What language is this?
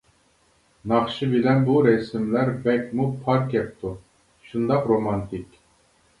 Uyghur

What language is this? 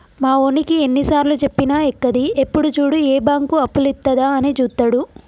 Telugu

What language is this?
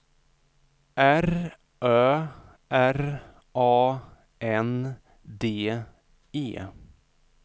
Swedish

